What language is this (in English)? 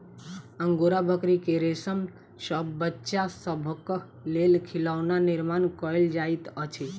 Maithili